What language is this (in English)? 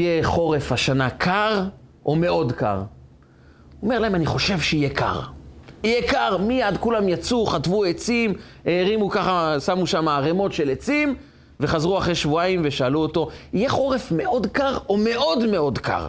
Hebrew